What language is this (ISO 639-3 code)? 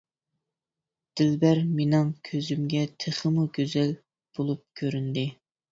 uig